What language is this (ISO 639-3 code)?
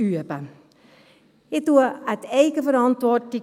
gsw